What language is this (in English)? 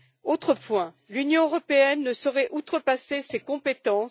French